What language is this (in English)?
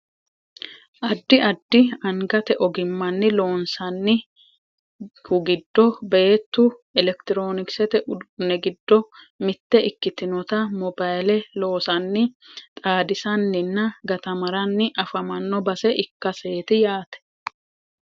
Sidamo